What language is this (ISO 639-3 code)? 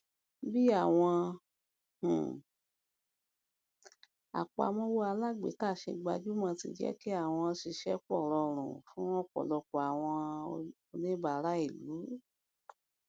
yor